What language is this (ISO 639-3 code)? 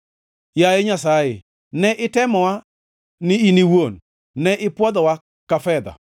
luo